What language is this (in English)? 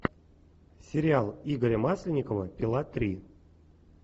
Russian